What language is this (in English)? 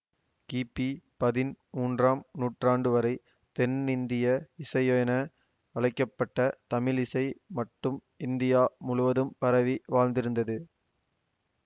Tamil